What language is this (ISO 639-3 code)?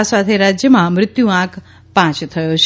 guj